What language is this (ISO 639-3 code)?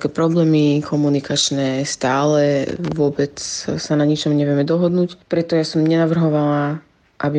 slk